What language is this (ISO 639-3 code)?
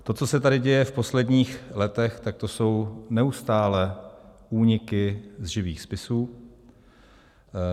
ces